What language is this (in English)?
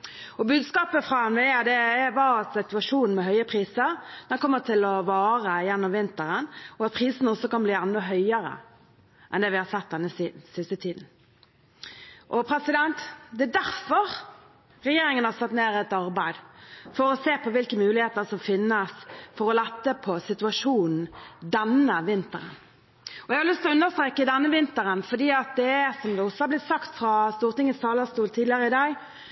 Norwegian Bokmål